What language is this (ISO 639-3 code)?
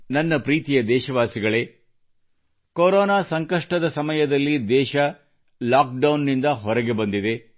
kan